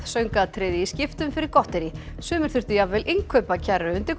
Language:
Icelandic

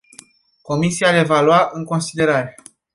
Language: Romanian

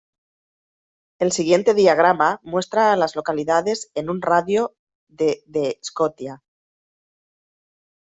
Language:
Spanish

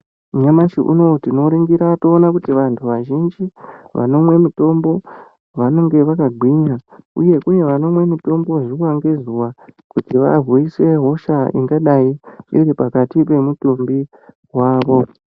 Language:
Ndau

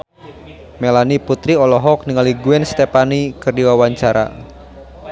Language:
Sundanese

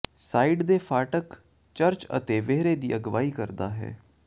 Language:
Punjabi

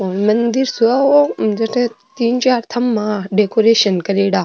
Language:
Rajasthani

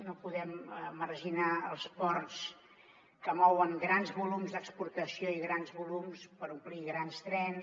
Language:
Catalan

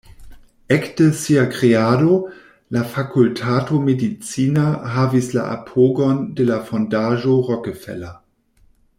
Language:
Esperanto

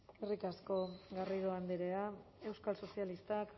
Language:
Basque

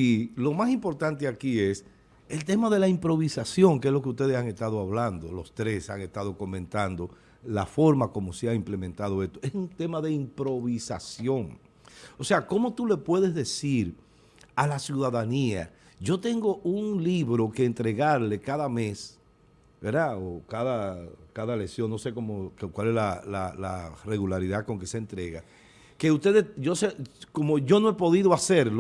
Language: Spanish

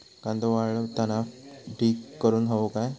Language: Marathi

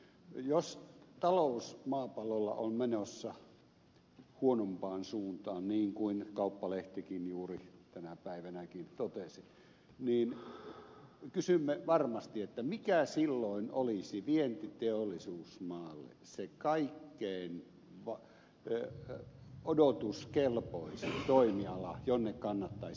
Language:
Finnish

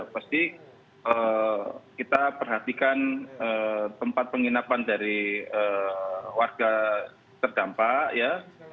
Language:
Indonesian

